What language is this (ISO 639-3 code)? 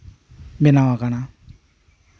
sat